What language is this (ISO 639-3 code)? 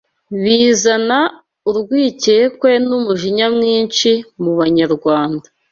kin